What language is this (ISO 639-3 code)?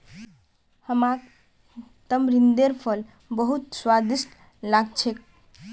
mag